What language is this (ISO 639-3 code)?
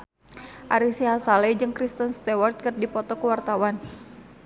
sun